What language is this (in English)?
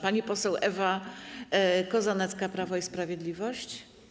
Polish